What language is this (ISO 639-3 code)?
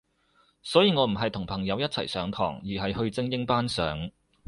yue